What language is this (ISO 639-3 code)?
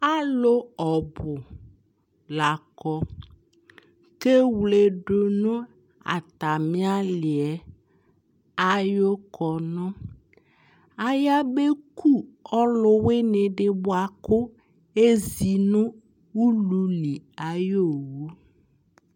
kpo